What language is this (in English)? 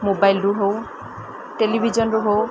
Odia